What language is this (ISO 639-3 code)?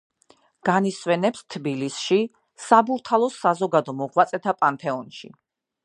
kat